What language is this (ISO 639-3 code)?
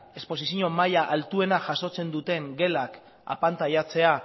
eus